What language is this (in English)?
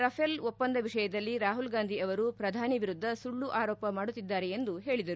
Kannada